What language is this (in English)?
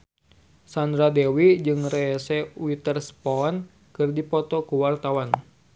Sundanese